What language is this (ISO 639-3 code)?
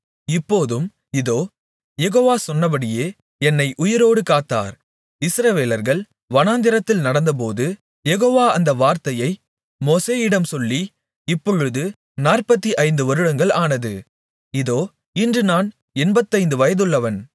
tam